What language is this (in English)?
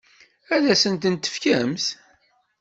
Kabyle